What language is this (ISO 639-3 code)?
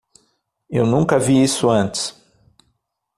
por